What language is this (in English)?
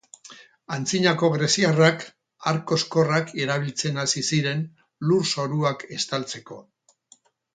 Basque